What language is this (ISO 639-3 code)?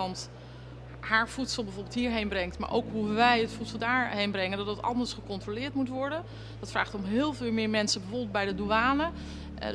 nld